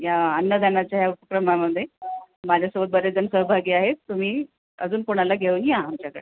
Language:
Marathi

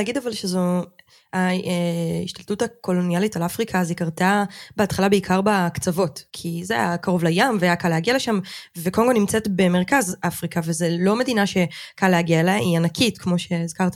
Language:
Hebrew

